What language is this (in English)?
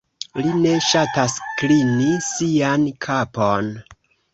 Esperanto